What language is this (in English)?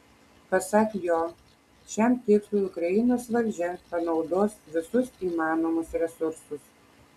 Lithuanian